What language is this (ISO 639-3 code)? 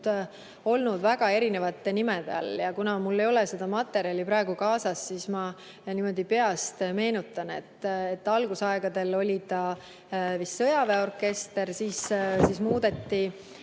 est